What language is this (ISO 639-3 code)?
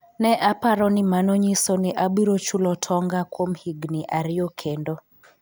luo